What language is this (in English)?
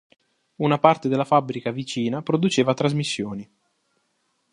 Italian